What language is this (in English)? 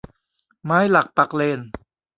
Thai